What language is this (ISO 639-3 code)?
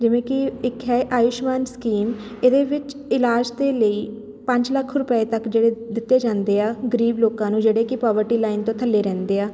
pan